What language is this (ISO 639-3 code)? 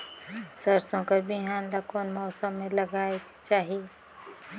hne